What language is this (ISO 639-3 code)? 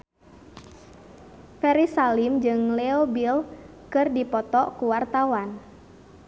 sun